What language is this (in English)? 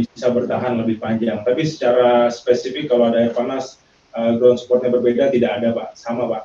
Indonesian